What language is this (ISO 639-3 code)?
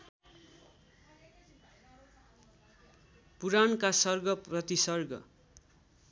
nep